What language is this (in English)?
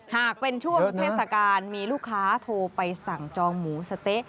Thai